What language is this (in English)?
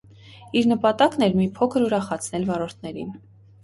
Armenian